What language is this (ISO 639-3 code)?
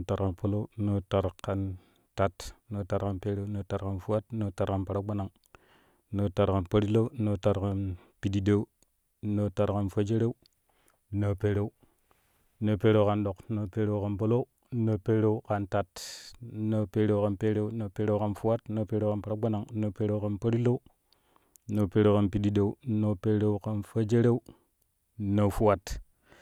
kuh